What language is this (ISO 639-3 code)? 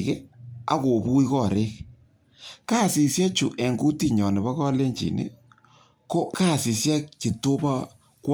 kln